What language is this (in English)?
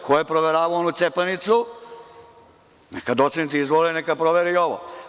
Serbian